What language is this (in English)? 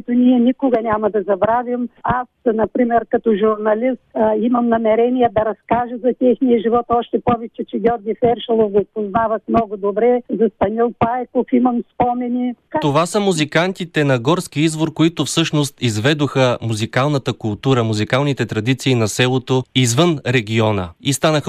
Bulgarian